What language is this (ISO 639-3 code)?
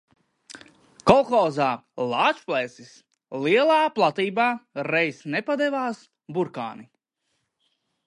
lav